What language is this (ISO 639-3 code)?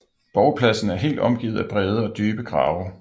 dan